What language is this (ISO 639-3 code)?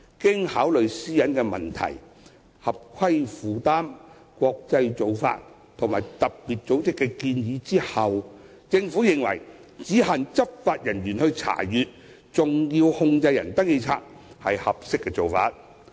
yue